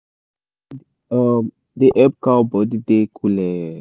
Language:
Nigerian Pidgin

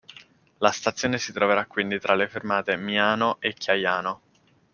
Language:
Italian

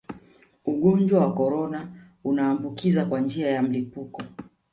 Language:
Swahili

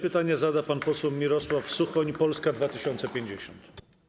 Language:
Polish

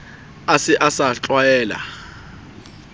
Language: Southern Sotho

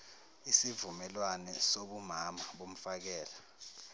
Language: Zulu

